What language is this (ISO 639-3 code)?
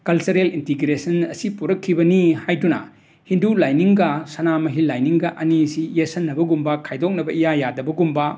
mni